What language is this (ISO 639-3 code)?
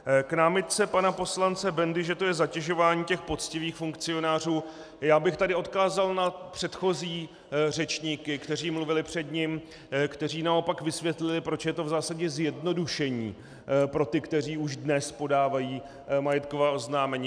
ces